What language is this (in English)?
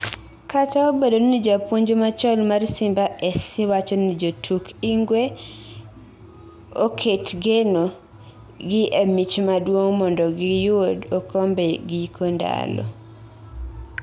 Luo (Kenya and Tanzania)